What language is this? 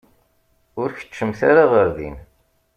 Kabyle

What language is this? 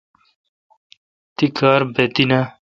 Kalkoti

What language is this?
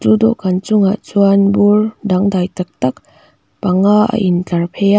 Mizo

